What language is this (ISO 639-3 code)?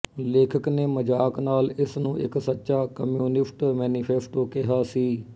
pan